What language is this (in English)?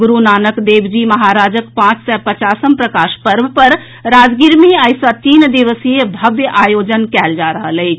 Maithili